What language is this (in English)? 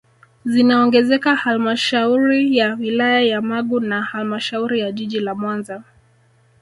Swahili